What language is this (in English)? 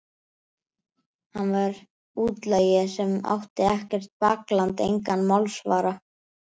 Icelandic